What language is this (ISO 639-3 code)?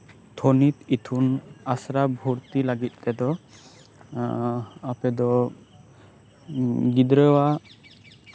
sat